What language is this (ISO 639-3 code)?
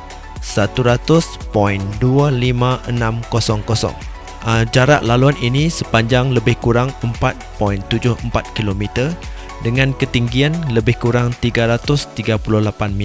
msa